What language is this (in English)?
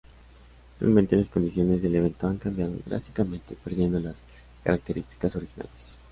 Spanish